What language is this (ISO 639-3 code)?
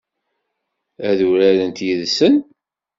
kab